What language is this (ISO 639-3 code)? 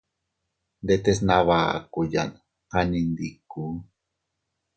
cut